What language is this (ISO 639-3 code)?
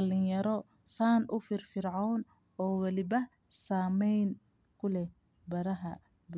som